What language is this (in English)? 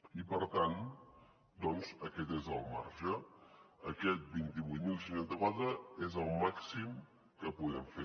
Catalan